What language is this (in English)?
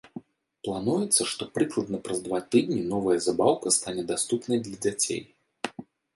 Belarusian